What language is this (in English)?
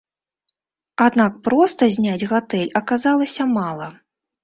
Belarusian